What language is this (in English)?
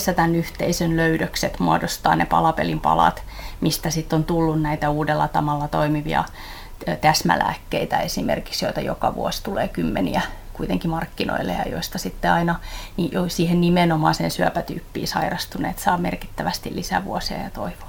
Finnish